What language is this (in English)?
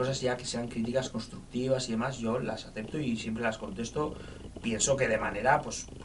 Spanish